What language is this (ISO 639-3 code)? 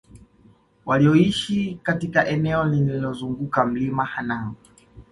swa